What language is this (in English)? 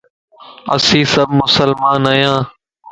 Lasi